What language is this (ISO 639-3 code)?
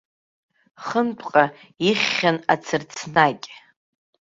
abk